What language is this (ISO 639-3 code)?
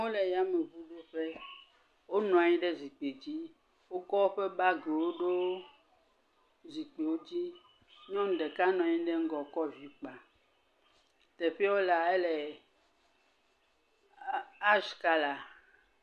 ewe